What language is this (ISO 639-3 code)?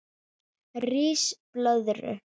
isl